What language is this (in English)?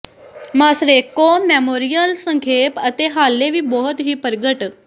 Punjabi